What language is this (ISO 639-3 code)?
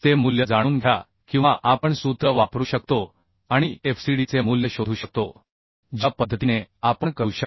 mar